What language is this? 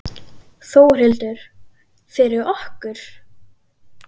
Icelandic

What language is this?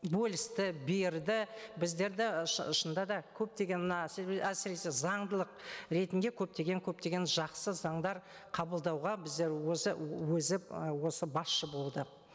Kazakh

